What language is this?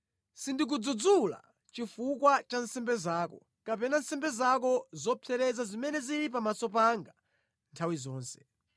Nyanja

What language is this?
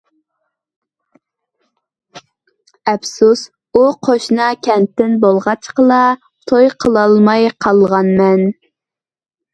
Uyghur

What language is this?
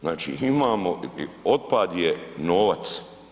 Croatian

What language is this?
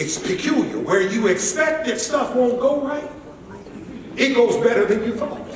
English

